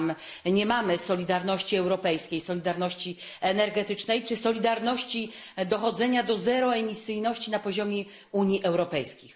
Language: Polish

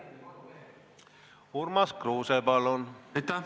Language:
Estonian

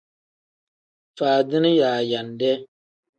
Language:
Tem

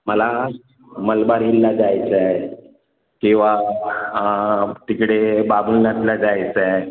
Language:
Marathi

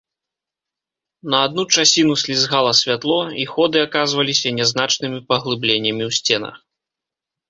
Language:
Belarusian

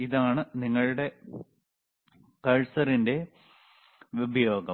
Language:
Malayalam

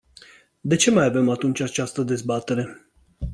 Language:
Romanian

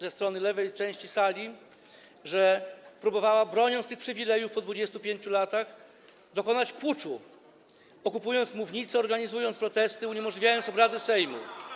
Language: Polish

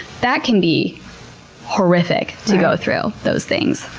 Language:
English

